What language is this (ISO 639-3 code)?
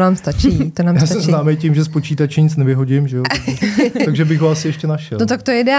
ces